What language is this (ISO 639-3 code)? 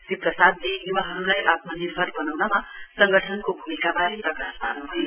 nep